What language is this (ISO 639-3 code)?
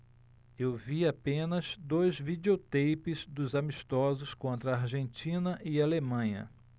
por